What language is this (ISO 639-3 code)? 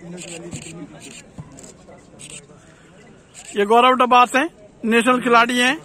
hin